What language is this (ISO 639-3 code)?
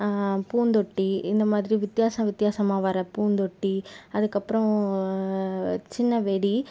tam